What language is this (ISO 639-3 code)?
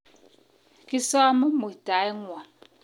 kln